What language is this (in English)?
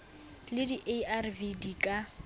Southern Sotho